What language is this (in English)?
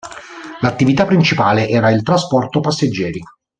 Italian